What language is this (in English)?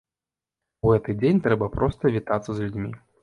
Belarusian